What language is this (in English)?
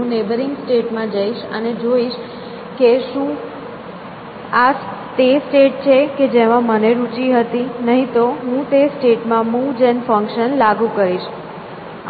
Gujarati